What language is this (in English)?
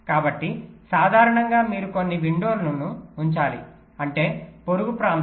Telugu